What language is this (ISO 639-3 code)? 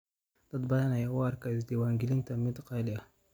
som